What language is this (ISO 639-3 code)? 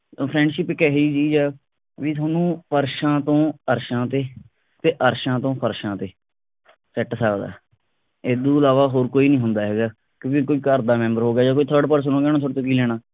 pan